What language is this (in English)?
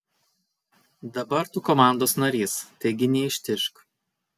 Lithuanian